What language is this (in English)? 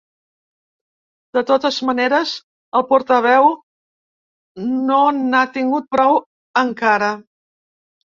Catalan